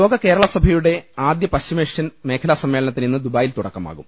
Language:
Malayalam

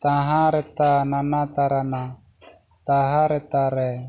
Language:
Santali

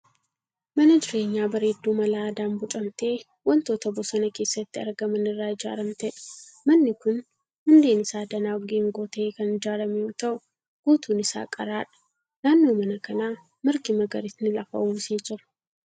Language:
Oromo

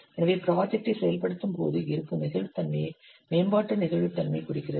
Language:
Tamil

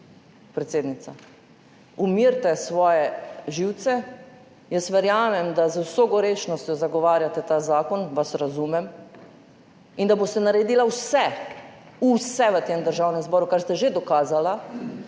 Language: Slovenian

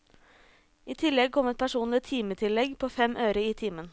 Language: Norwegian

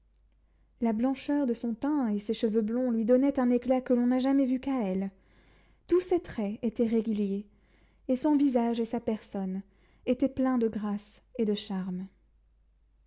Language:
French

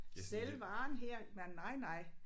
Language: Danish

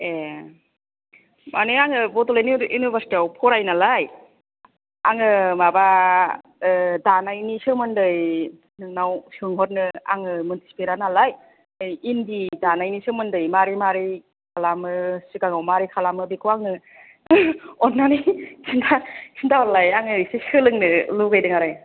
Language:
Bodo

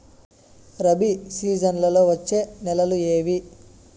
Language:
Telugu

